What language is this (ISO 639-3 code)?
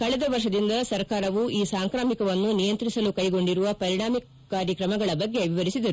kan